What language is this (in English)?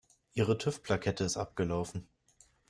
German